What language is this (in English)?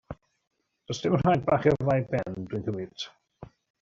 Welsh